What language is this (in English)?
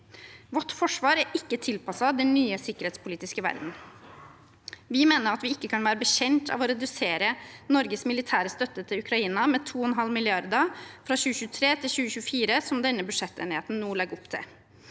Norwegian